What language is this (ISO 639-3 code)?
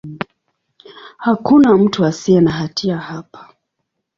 swa